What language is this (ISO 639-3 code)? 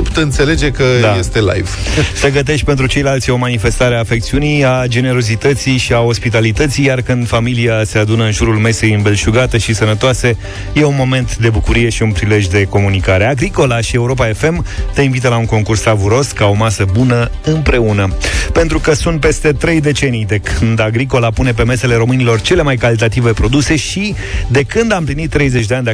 ron